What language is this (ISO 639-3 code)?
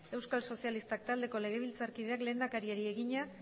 eus